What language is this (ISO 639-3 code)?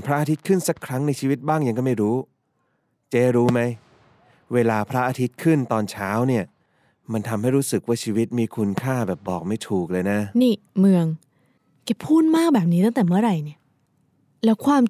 tha